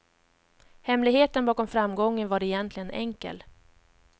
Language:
Swedish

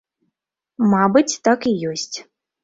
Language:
Belarusian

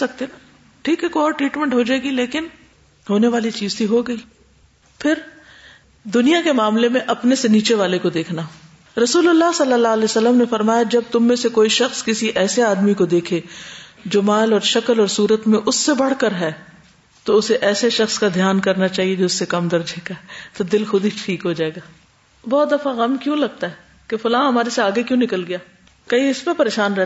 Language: Urdu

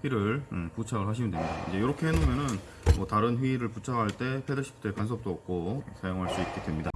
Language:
Korean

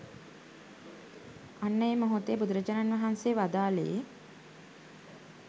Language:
Sinhala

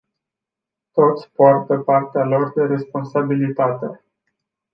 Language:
Romanian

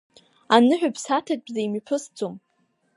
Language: Abkhazian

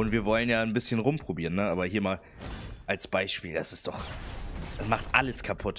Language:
German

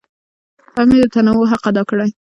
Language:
Pashto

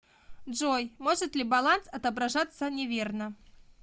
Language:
Russian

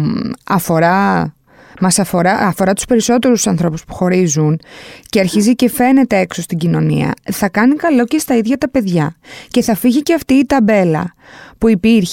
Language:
Greek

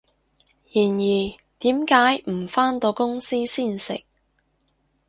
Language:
Cantonese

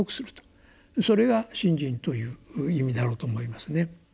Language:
Japanese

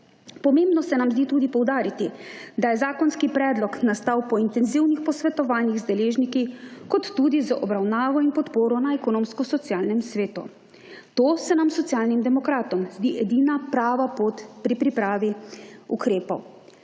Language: Slovenian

